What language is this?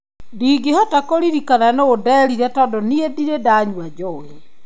Kikuyu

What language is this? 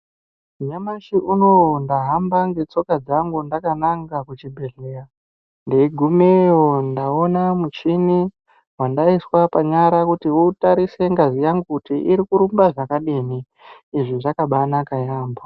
Ndau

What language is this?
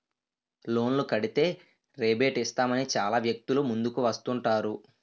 Telugu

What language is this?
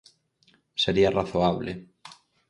Galician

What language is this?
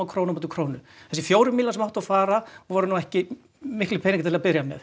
Icelandic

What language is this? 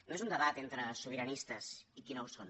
Catalan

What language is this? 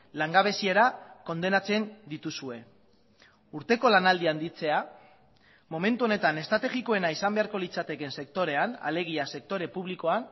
Basque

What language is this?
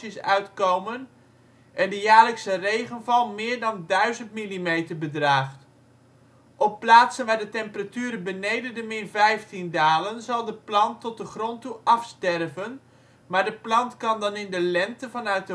Dutch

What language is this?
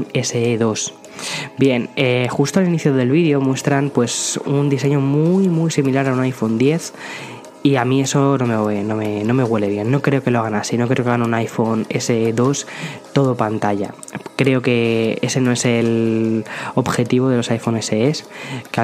Spanish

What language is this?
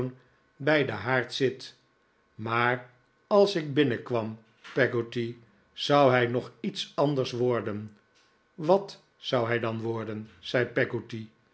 Dutch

